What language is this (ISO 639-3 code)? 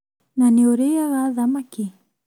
kik